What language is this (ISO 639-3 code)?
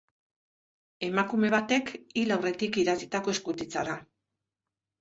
eus